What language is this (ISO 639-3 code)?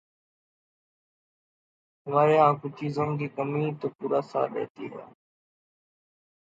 urd